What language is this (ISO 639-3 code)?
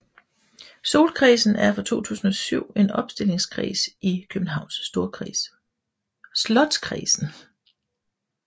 dan